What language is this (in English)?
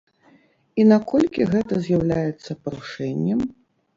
Belarusian